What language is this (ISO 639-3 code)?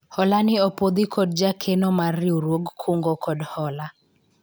luo